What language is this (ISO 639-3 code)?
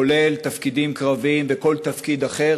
heb